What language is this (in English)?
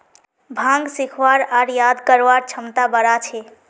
Magahi